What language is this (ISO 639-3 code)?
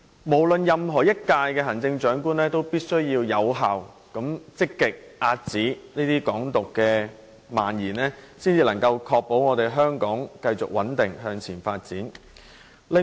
yue